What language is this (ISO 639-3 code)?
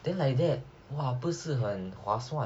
eng